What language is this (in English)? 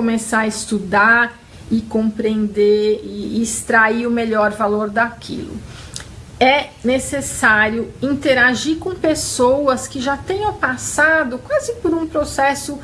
Portuguese